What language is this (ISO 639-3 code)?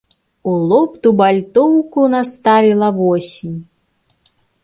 bel